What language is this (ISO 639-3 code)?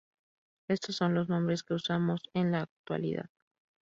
spa